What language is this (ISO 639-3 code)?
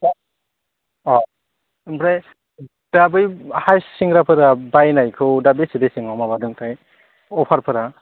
brx